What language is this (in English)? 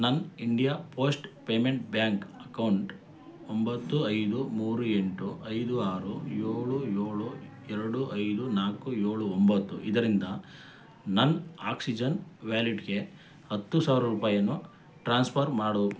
Kannada